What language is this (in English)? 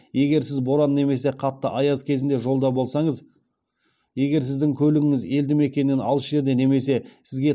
Kazakh